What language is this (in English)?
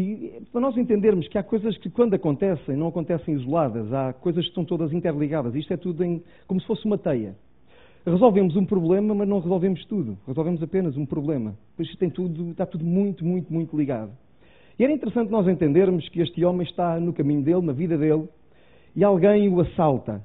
Portuguese